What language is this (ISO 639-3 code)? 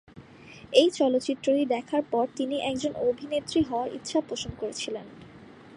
ben